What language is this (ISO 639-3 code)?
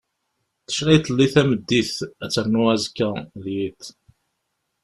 kab